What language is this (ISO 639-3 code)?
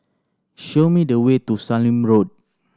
eng